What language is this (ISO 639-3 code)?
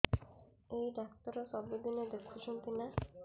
ori